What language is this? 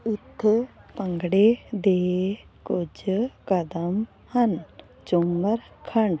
Punjabi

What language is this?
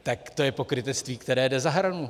Czech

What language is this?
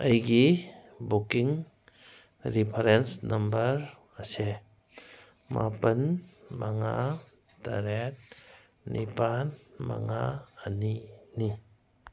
Manipuri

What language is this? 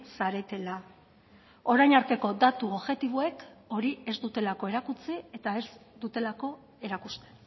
Basque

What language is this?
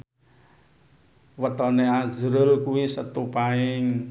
Javanese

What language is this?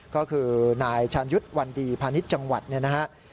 Thai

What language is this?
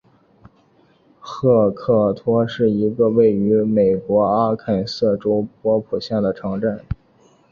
Chinese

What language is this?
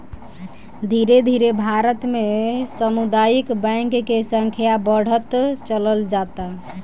Bhojpuri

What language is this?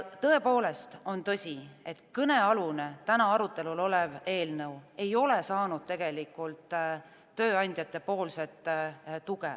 Estonian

